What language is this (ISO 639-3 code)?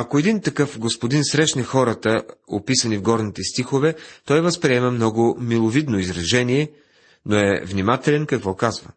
bul